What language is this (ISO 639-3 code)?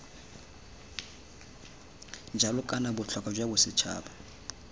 tsn